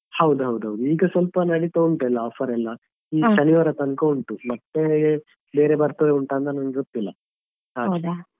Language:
Kannada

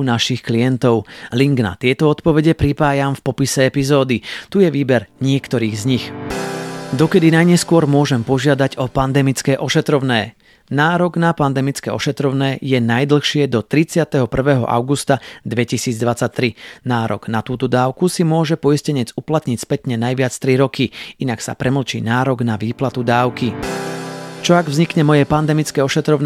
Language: Slovak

